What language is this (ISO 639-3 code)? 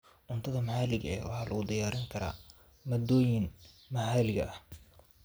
som